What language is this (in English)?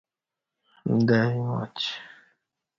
Kati